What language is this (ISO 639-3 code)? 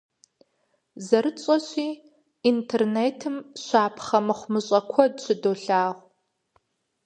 kbd